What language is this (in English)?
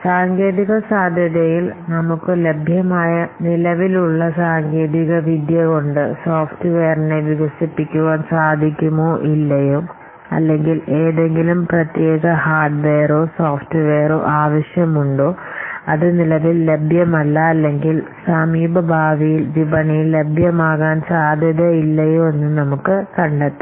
Malayalam